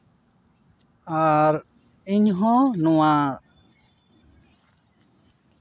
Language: Santali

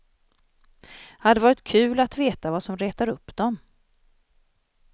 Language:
Swedish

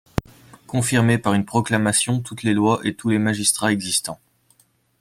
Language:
French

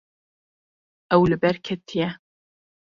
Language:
Kurdish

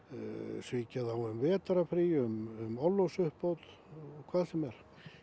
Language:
Icelandic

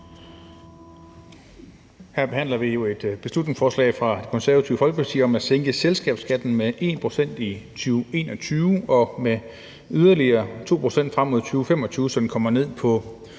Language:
Danish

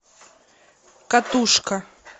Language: Russian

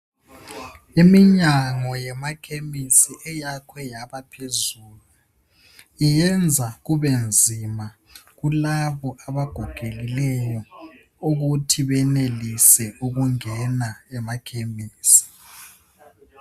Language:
North Ndebele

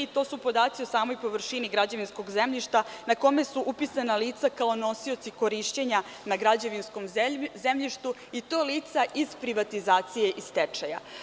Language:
Serbian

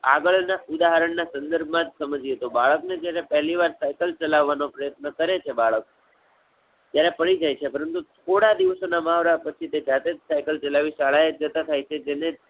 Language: Gujarati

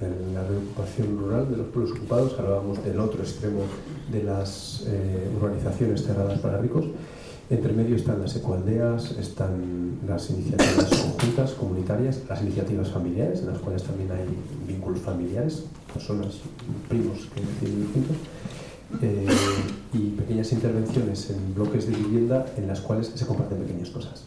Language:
Spanish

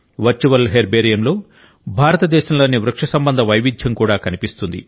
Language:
Telugu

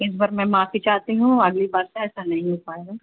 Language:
Urdu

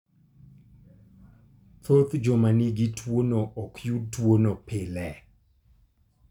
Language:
Luo (Kenya and Tanzania)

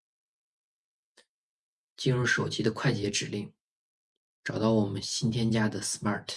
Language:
Chinese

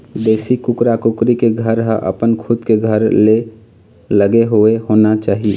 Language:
Chhattisgarhi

